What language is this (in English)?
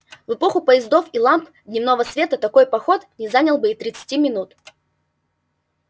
Russian